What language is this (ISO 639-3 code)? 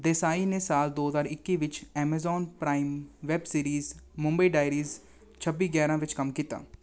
pan